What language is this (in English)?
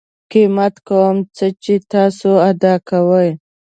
Pashto